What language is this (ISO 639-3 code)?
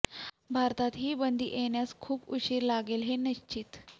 mar